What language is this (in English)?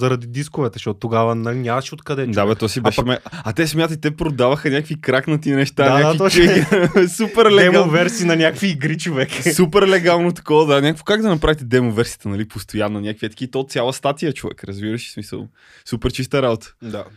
Bulgarian